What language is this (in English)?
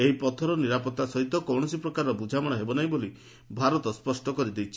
Odia